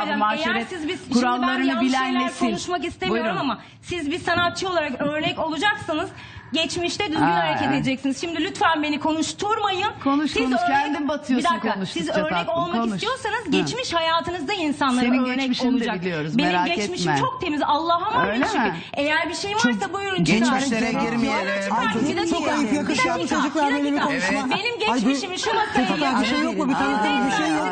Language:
Turkish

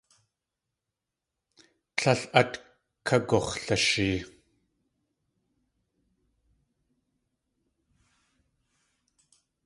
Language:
Tlingit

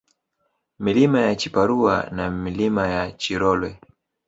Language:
Swahili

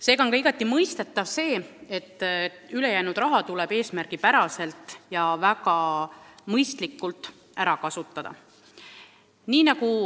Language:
Estonian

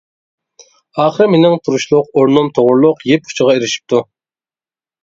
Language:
Uyghur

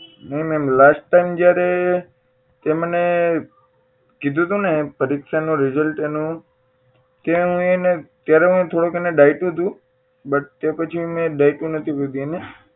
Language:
Gujarati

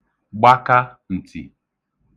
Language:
Igbo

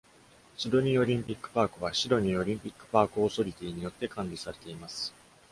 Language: Japanese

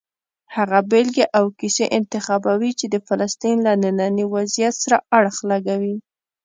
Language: Pashto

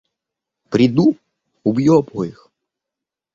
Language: Russian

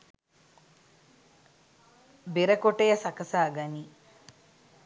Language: Sinhala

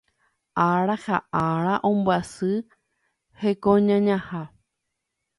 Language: Guarani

